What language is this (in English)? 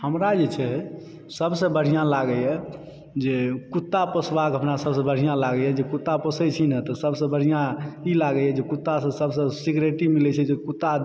Maithili